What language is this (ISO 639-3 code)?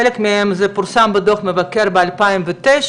heb